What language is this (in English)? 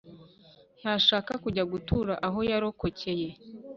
Kinyarwanda